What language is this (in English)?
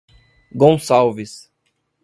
Portuguese